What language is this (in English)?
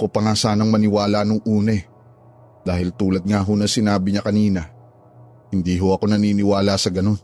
Filipino